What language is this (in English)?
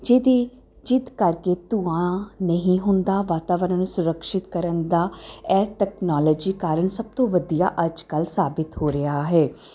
Punjabi